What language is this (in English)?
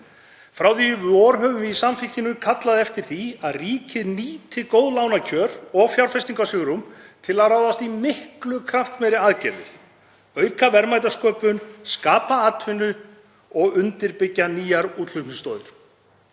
Icelandic